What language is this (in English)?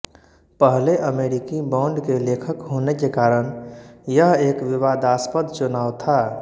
Hindi